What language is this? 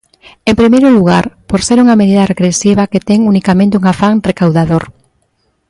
Galician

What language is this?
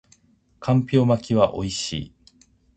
Japanese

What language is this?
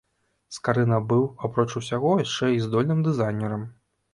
Belarusian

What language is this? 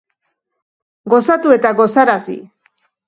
Basque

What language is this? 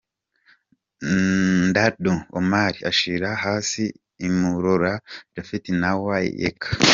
Kinyarwanda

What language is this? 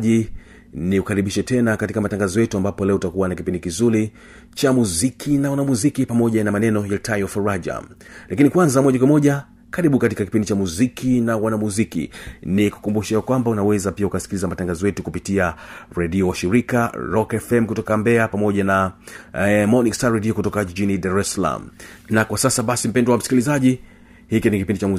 Swahili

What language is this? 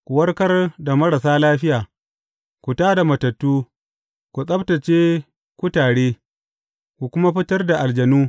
Hausa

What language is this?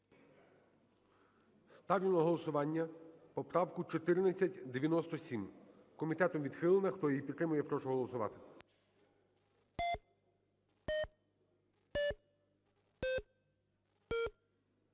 Ukrainian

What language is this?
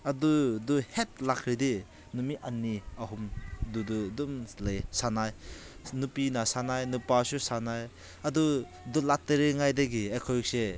Manipuri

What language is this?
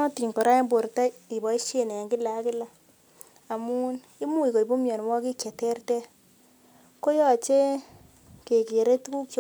Kalenjin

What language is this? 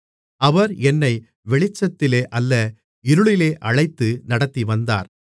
Tamil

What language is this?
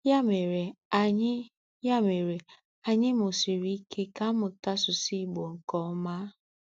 Igbo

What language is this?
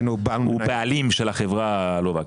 Hebrew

